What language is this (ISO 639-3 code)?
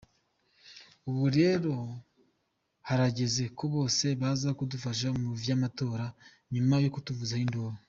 kin